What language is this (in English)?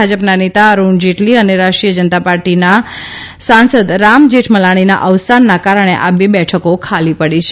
Gujarati